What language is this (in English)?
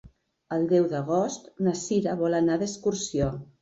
Catalan